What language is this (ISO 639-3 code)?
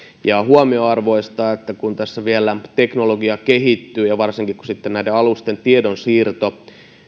fin